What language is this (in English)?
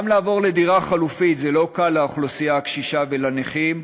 Hebrew